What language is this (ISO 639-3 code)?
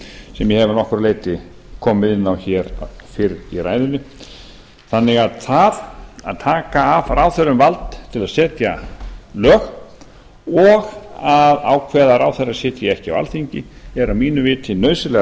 isl